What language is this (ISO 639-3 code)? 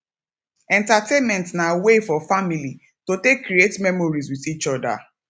pcm